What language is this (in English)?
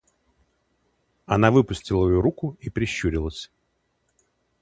Russian